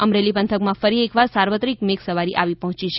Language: Gujarati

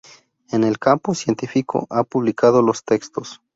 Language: Spanish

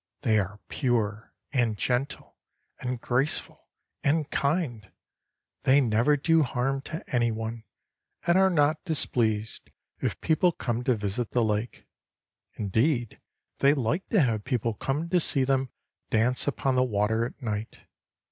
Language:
English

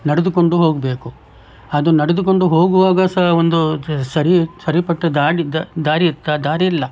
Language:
Kannada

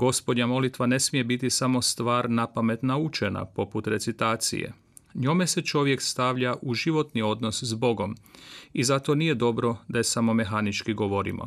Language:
Croatian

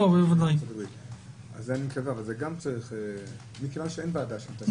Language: Hebrew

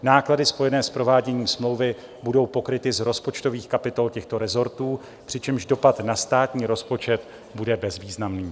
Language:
Czech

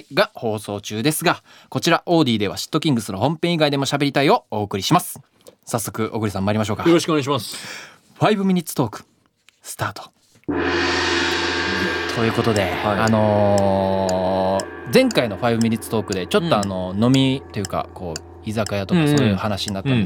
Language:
Japanese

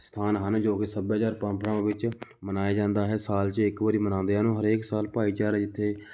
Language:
Punjabi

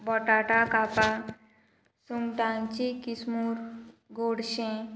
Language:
Konkani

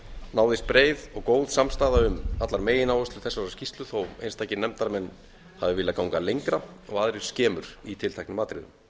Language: Icelandic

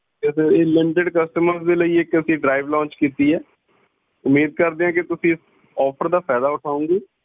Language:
Punjabi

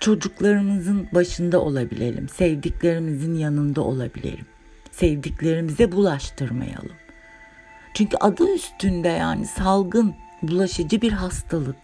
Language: Turkish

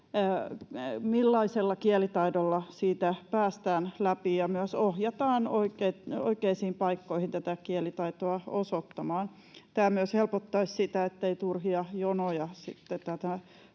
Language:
Finnish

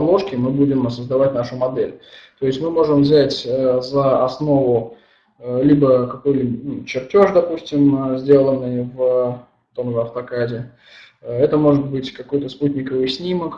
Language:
Russian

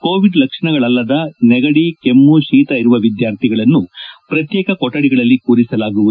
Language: Kannada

